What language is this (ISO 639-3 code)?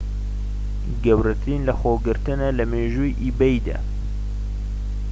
ckb